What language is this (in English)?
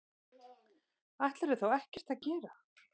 Icelandic